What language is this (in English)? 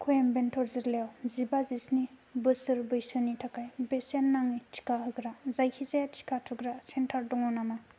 Bodo